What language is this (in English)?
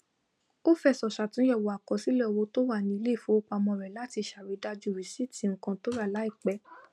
Yoruba